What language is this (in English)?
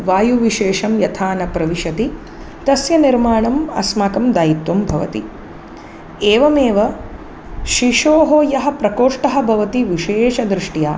Sanskrit